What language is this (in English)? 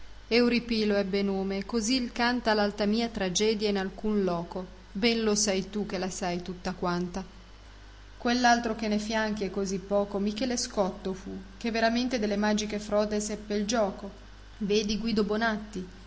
Italian